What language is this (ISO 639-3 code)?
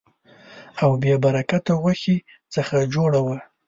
pus